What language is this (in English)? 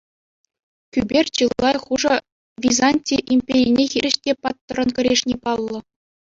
Chuvash